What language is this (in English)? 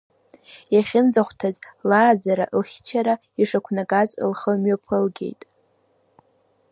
Abkhazian